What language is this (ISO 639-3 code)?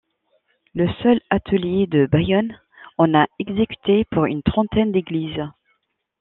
fra